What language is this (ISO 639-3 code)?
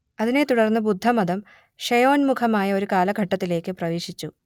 mal